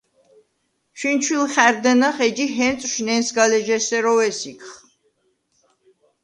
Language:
Svan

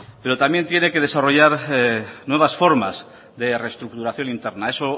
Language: Spanish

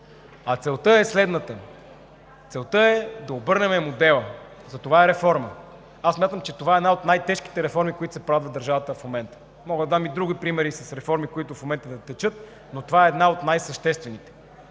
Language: Bulgarian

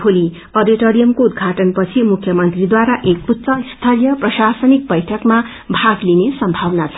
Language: Nepali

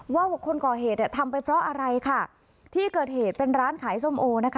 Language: Thai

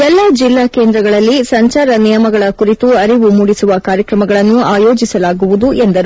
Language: Kannada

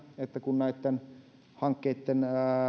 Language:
Finnish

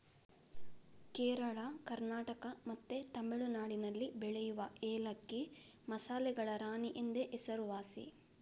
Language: Kannada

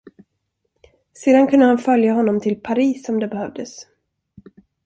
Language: Swedish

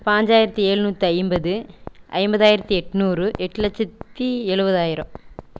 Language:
Tamil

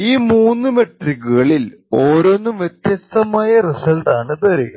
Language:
Malayalam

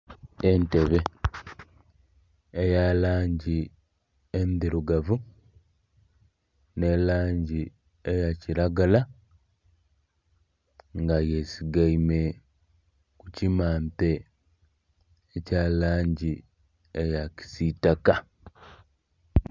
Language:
Soga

